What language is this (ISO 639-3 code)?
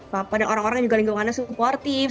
ind